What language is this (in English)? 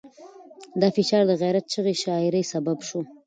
Pashto